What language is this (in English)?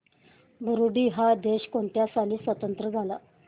Marathi